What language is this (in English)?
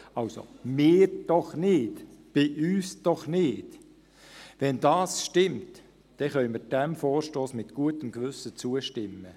Swiss German